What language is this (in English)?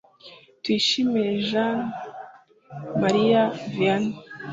Kinyarwanda